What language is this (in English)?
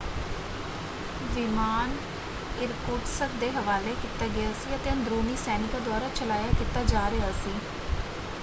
Punjabi